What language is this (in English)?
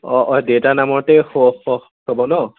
Assamese